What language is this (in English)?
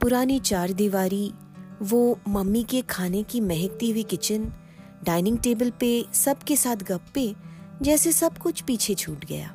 Hindi